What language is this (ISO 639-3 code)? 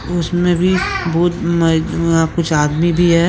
hin